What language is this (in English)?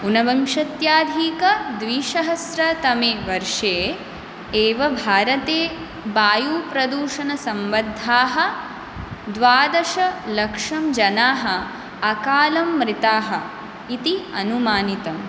Sanskrit